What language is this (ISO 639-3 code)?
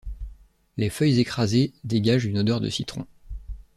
fra